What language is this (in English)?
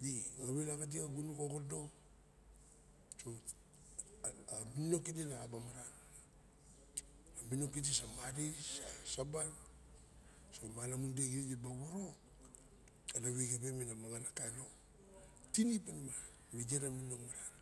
Barok